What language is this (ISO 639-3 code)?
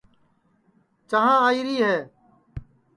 ssi